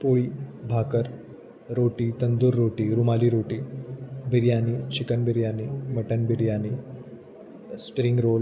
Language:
Marathi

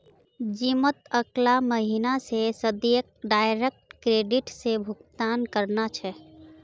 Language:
Magahi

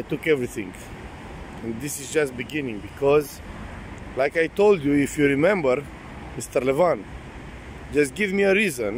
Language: Romanian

